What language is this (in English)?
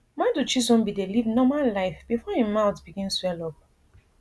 Nigerian Pidgin